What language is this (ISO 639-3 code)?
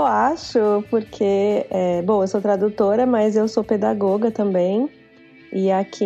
por